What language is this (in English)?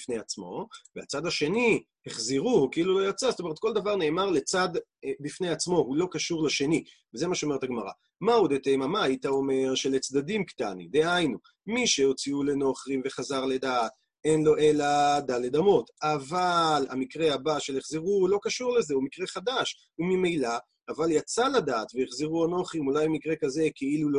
Hebrew